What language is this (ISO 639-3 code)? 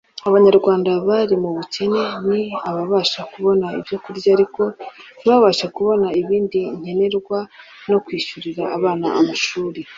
kin